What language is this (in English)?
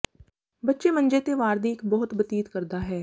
Punjabi